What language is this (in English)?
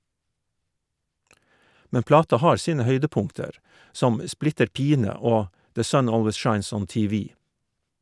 Norwegian